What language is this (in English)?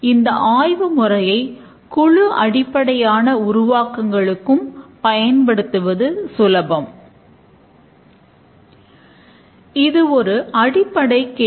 Tamil